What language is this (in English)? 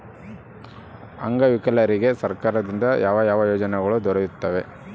Kannada